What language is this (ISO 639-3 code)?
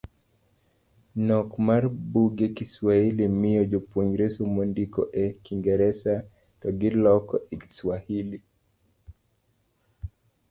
luo